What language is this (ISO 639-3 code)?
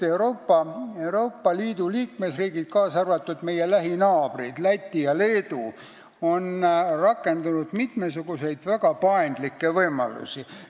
est